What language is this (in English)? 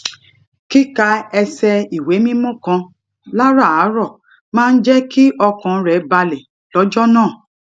Yoruba